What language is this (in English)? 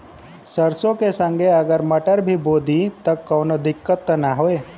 Bhojpuri